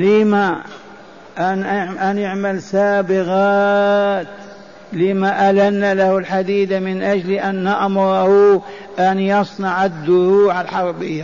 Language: Arabic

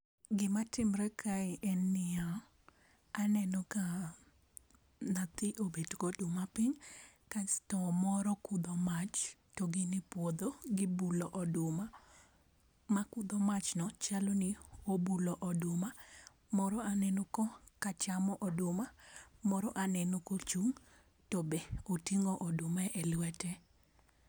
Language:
Luo (Kenya and Tanzania)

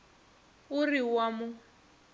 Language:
Northern Sotho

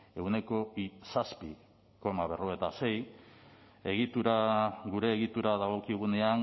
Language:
Basque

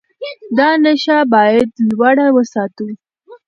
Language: Pashto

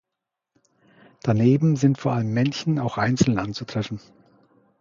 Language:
German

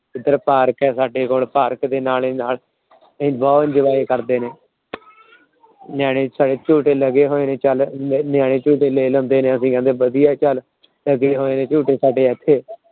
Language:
Punjabi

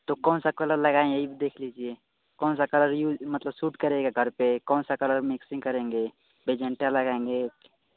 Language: Hindi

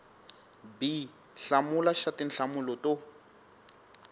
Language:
Tsonga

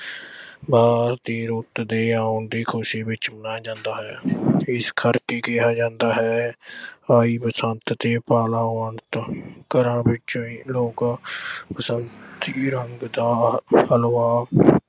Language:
Punjabi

